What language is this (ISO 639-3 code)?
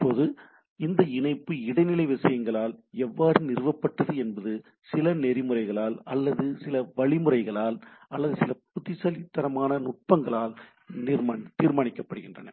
tam